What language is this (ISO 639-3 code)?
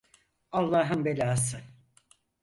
tur